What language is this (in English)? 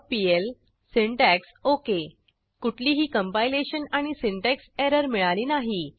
Marathi